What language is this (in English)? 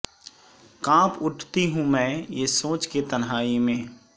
Urdu